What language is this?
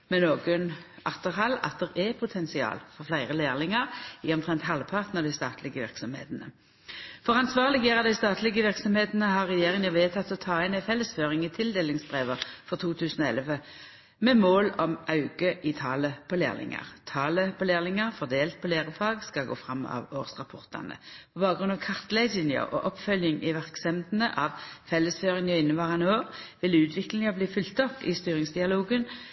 Norwegian Nynorsk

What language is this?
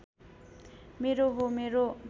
Nepali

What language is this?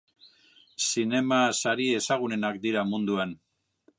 Basque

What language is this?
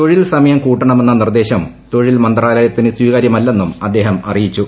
Malayalam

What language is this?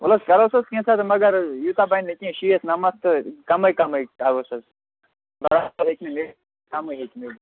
Kashmiri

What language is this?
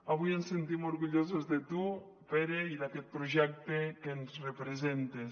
Catalan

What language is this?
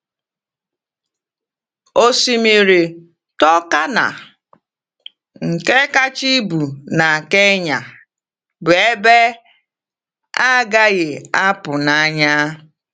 Igbo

